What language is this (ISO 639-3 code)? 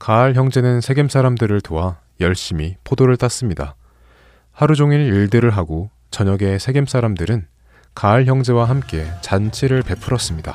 kor